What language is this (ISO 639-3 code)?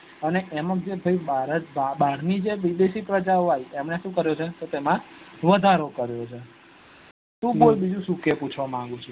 guj